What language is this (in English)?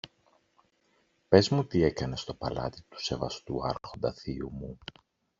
Greek